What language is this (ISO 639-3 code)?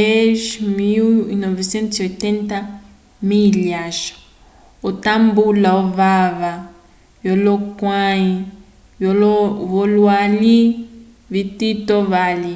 umb